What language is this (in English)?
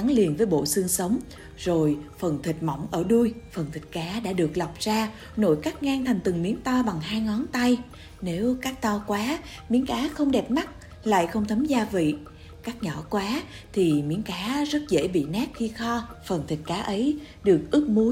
Vietnamese